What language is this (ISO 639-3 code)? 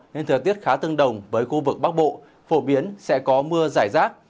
vie